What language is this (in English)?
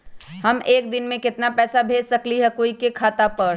Magahi